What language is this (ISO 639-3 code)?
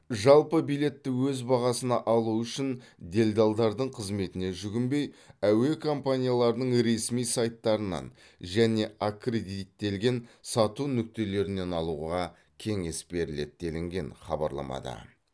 kaz